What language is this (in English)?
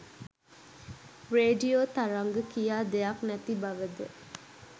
Sinhala